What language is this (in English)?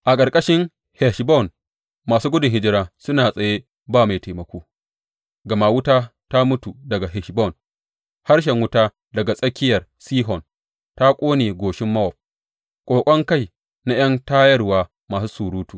Hausa